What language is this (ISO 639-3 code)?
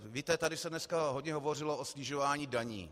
ces